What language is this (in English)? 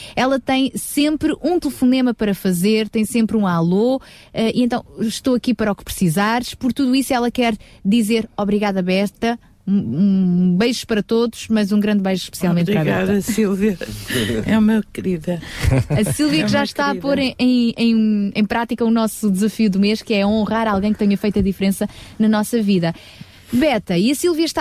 Portuguese